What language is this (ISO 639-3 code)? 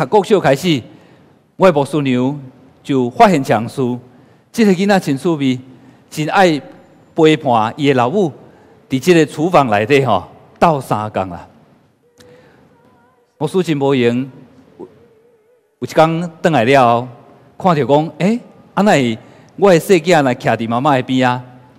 zho